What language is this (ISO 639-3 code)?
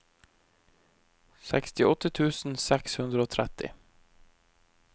nor